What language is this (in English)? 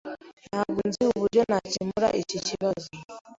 Kinyarwanda